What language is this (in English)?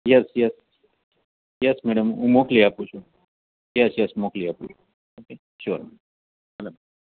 Gujarati